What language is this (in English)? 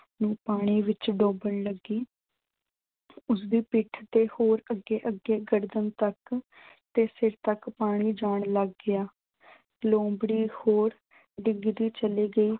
Punjabi